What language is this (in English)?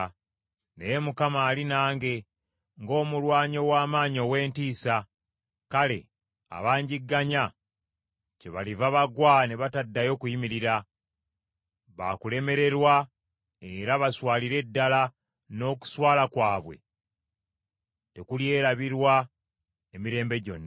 Ganda